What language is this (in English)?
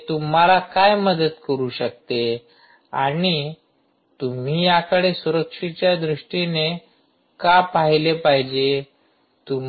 Marathi